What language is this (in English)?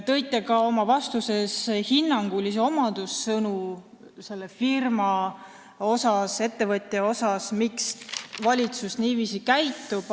Estonian